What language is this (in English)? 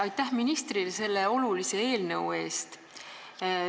Estonian